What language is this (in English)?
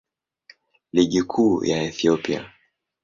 Swahili